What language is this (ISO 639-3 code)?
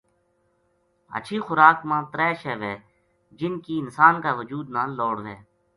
gju